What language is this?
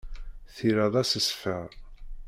Kabyle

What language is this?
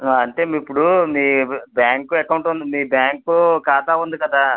Telugu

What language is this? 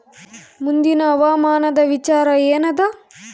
Kannada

